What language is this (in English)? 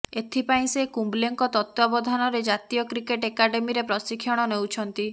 Odia